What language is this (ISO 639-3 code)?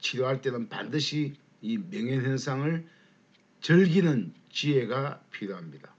kor